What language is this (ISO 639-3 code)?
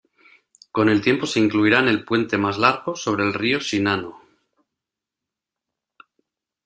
spa